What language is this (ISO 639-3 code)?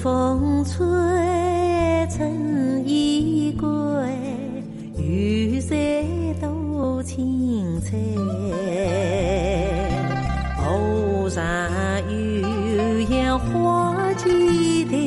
fil